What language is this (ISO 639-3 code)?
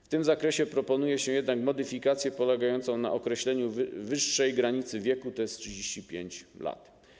pol